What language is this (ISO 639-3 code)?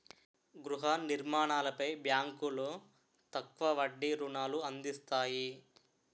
tel